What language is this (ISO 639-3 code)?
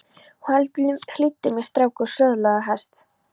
isl